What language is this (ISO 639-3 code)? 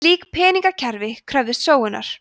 isl